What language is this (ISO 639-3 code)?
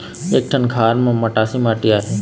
hne